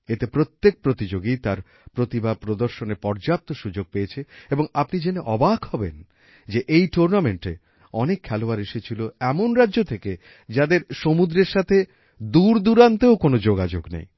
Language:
Bangla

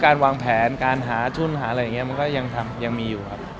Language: Thai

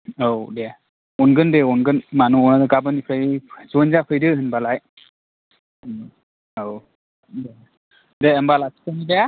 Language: Bodo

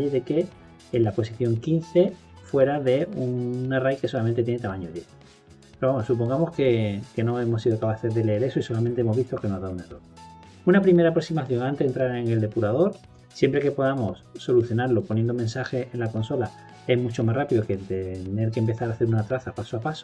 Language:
Spanish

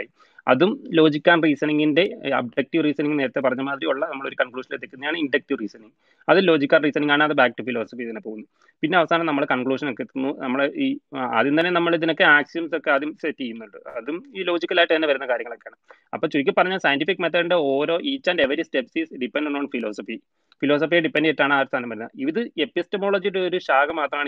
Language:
Malayalam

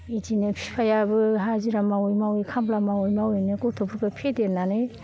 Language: Bodo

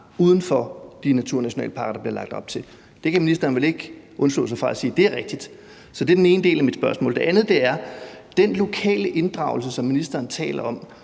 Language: Danish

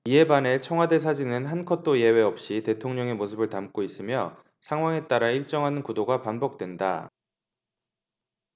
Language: Korean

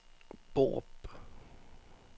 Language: Danish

